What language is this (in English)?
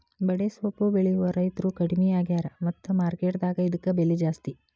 Kannada